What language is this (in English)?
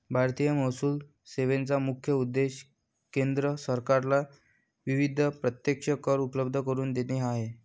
Marathi